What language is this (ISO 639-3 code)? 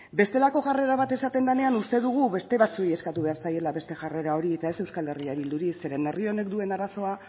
eus